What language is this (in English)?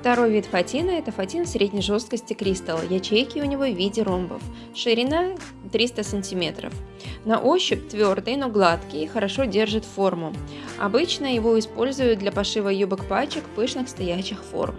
Russian